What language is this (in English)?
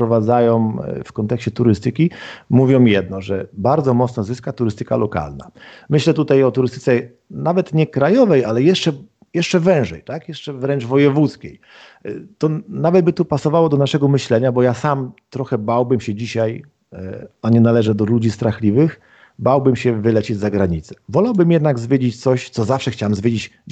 Polish